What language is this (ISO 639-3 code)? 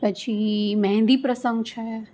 guj